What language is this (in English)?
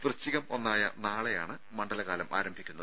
Malayalam